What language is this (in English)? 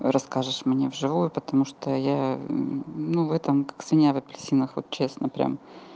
Russian